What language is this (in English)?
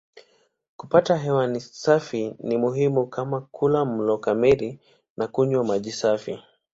Swahili